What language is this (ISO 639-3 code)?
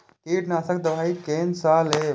mai